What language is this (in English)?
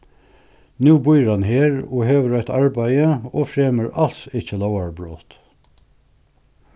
Faroese